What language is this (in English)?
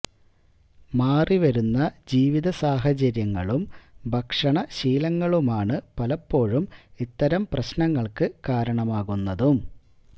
Malayalam